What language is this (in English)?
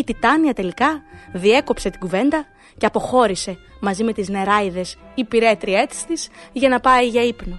Greek